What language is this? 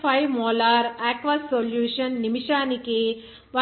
Telugu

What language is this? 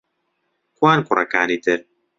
Central Kurdish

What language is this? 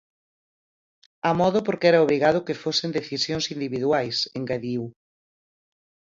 Galician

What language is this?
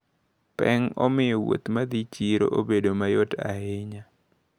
Luo (Kenya and Tanzania)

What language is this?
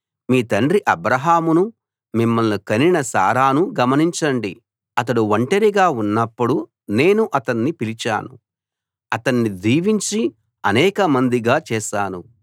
Telugu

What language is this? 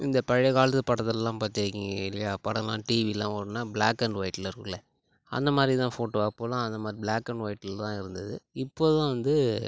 Tamil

